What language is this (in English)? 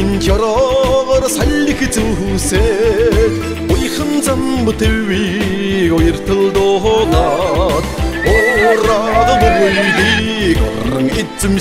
Arabic